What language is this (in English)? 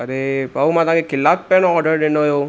Sindhi